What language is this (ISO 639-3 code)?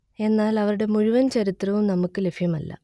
mal